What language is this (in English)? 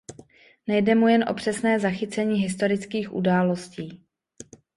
Czech